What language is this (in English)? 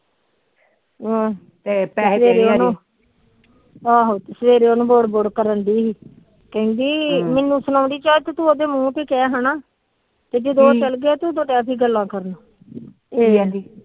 Punjabi